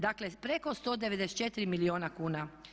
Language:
Croatian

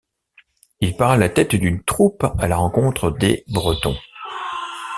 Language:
French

